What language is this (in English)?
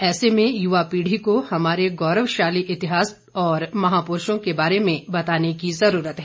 Hindi